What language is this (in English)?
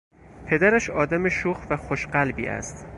Persian